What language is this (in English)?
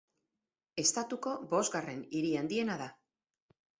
Basque